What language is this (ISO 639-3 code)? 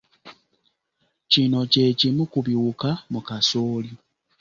lug